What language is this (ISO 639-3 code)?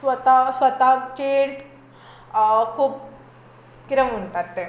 kok